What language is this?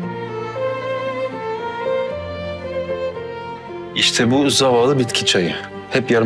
Turkish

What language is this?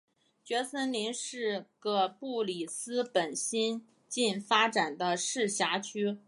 Chinese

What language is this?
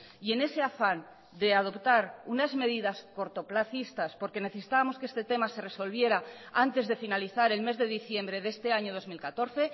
Spanish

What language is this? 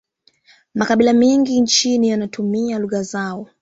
Swahili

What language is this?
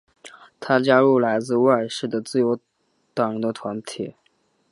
Chinese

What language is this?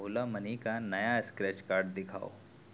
Urdu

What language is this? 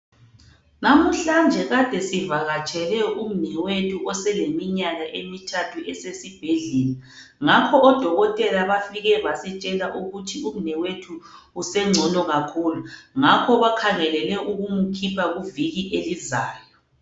North Ndebele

